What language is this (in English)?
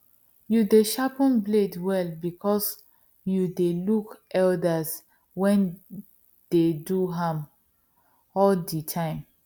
Nigerian Pidgin